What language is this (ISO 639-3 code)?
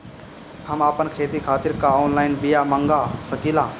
bho